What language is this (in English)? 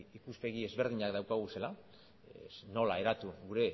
Basque